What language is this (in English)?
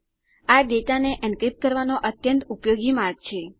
Gujarati